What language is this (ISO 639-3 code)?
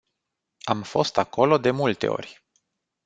ron